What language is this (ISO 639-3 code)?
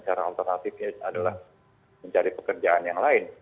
ind